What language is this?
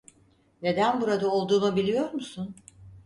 Turkish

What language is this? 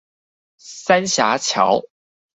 Chinese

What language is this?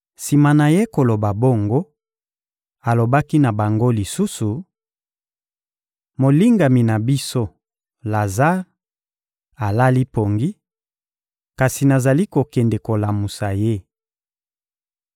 Lingala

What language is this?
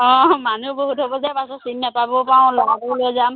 Assamese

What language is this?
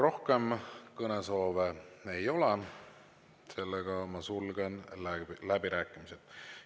Estonian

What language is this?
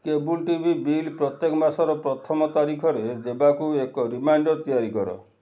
Odia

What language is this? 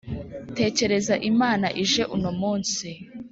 Kinyarwanda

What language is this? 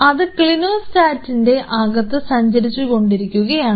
Malayalam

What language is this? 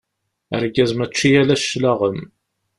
Kabyle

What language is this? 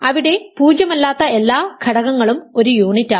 Malayalam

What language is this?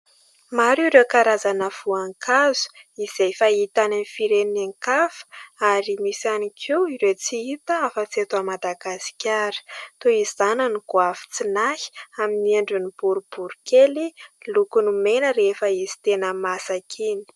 Malagasy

